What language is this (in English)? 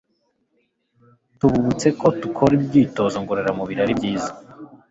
Kinyarwanda